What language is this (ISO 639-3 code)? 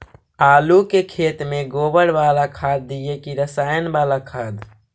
mag